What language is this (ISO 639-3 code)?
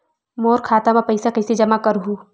hne